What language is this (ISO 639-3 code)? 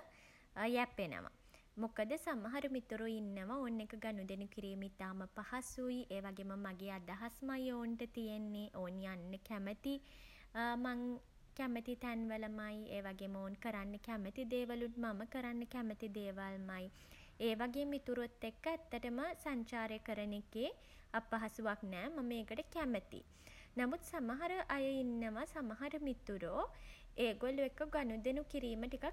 sin